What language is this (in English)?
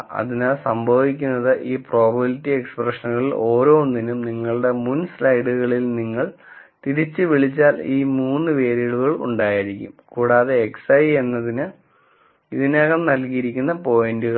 Malayalam